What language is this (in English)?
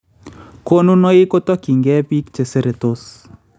Kalenjin